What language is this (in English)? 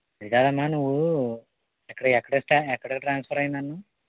Telugu